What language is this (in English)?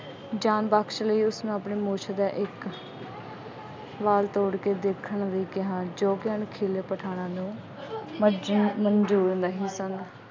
Punjabi